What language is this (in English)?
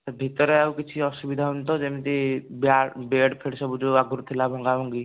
Odia